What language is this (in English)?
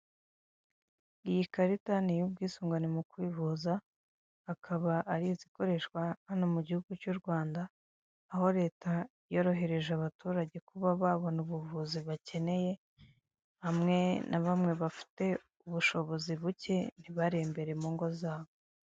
Kinyarwanda